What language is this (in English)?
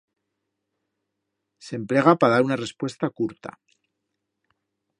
Aragonese